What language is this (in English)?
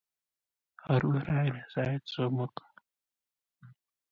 Kalenjin